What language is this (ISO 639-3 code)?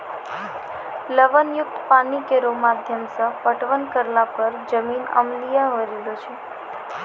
mai